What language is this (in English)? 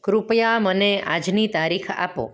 Gujarati